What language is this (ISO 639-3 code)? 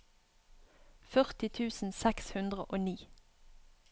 nor